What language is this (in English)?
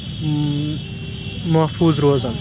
Kashmiri